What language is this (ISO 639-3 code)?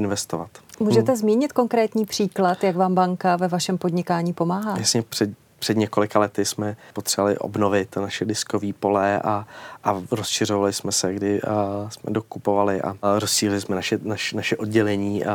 ces